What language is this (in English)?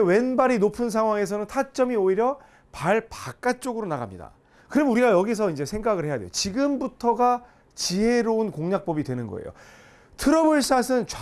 Korean